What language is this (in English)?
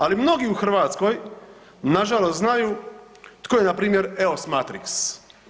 Croatian